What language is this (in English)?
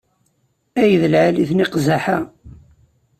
Kabyle